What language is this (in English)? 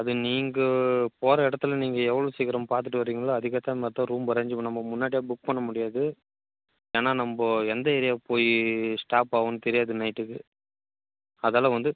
Tamil